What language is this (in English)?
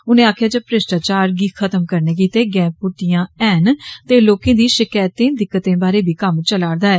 Dogri